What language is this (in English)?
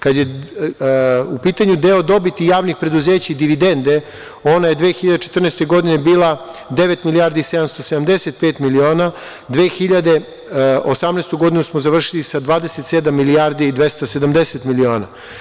Serbian